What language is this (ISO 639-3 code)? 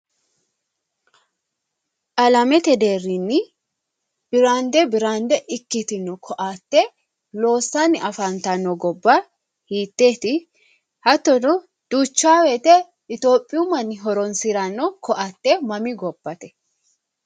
sid